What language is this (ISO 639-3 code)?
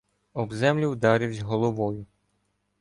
ukr